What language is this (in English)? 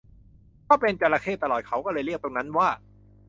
Thai